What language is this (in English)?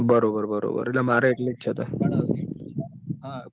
Gujarati